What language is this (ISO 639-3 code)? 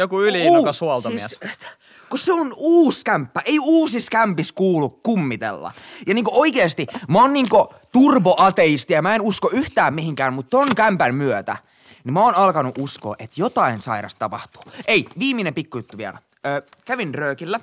fin